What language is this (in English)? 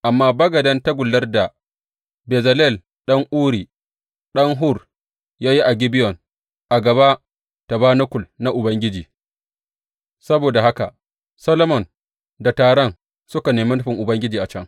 Hausa